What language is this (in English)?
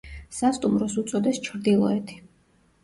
Georgian